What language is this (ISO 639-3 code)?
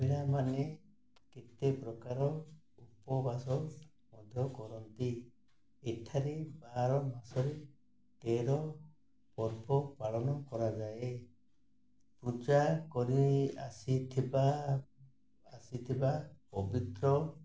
ori